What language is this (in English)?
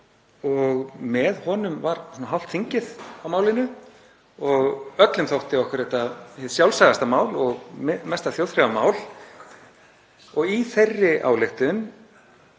Icelandic